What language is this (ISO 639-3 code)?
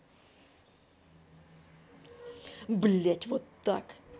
rus